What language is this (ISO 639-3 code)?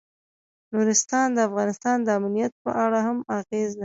pus